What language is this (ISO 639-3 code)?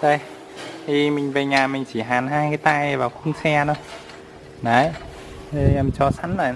vie